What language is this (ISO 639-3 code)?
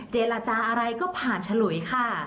tha